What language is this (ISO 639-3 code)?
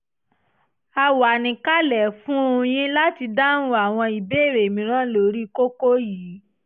yor